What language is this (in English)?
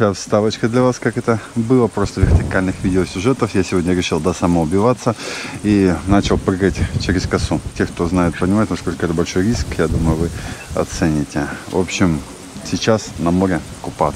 Russian